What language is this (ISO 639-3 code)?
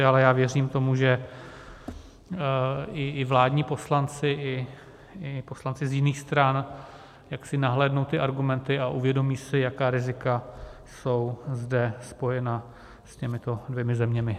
ces